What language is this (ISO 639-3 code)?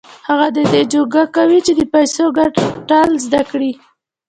pus